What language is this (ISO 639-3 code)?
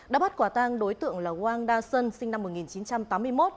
vie